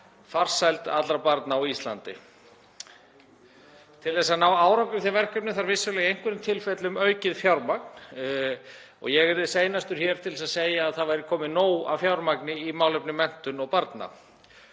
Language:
Icelandic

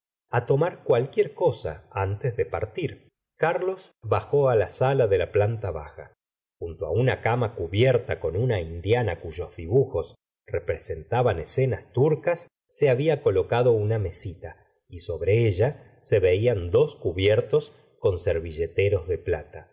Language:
Spanish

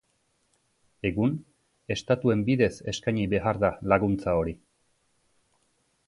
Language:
Basque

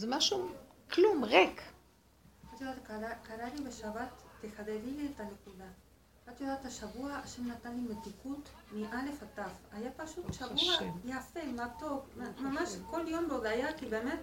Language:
Hebrew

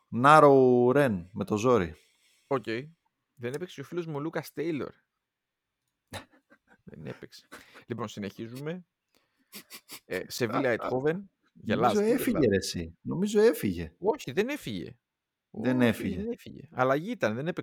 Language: Greek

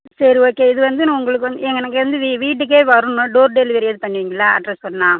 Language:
Tamil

